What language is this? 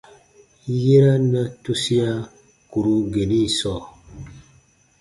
Baatonum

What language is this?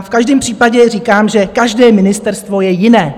Czech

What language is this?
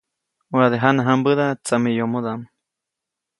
Copainalá Zoque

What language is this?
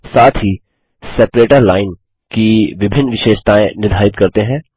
Hindi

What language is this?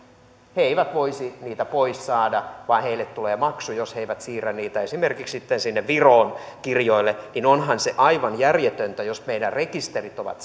Finnish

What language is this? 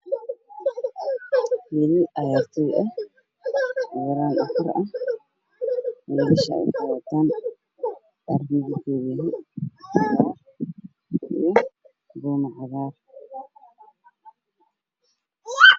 Somali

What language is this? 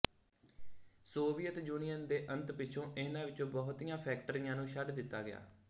Punjabi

